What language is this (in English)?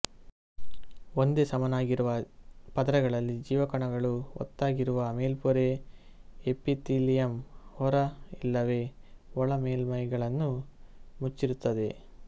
Kannada